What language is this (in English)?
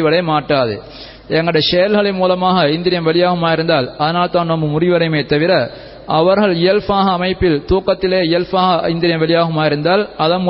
Tamil